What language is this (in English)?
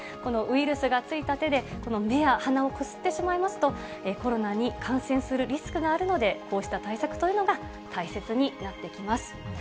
Japanese